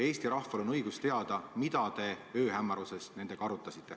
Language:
Estonian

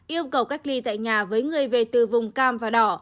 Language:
Vietnamese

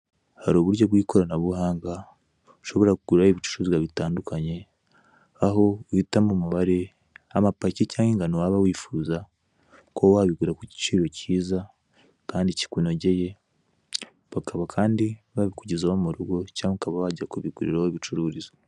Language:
Kinyarwanda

